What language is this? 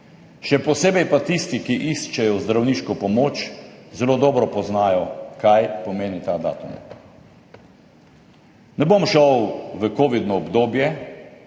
Slovenian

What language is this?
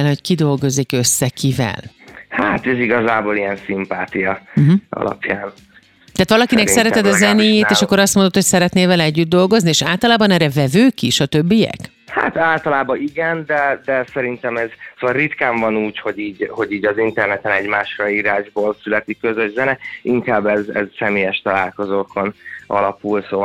Hungarian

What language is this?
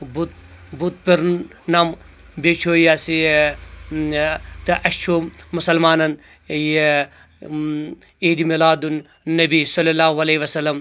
Kashmiri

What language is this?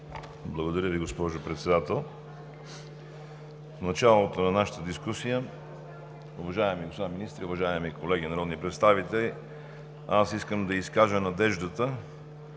Bulgarian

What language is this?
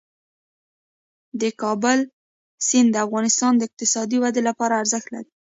Pashto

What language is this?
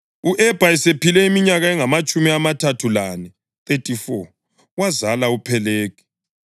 North Ndebele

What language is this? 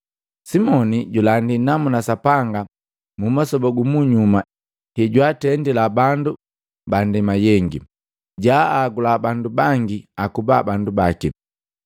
Matengo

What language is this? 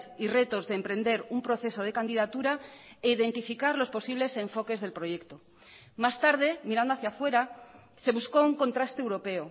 Spanish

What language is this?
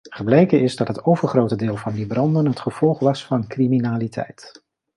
Dutch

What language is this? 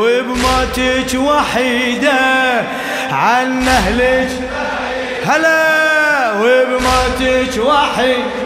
Arabic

